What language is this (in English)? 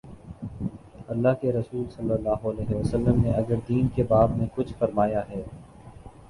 Urdu